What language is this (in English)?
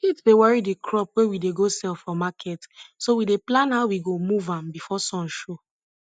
Nigerian Pidgin